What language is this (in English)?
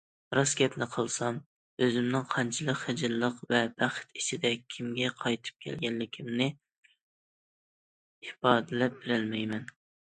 Uyghur